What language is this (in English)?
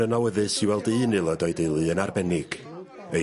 Welsh